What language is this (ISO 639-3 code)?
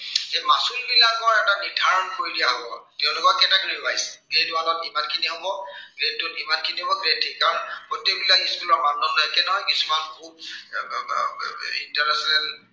asm